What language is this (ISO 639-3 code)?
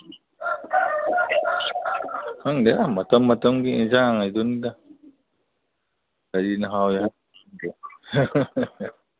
mni